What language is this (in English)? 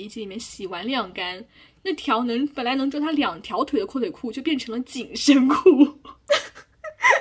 Chinese